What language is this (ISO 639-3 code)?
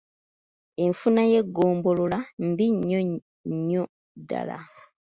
lug